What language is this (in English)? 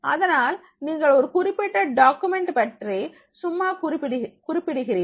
Tamil